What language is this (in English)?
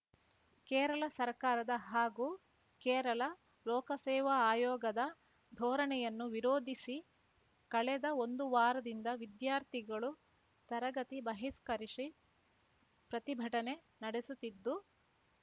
Kannada